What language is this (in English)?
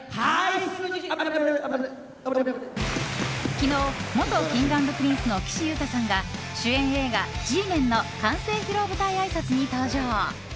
Japanese